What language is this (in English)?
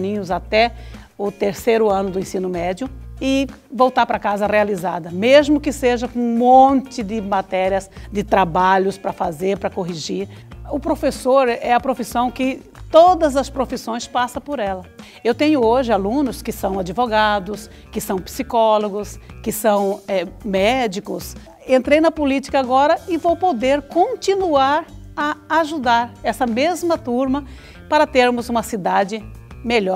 Portuguese